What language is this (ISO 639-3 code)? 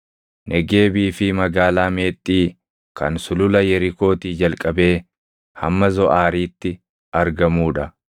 orm